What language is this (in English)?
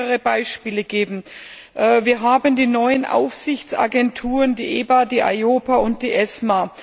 German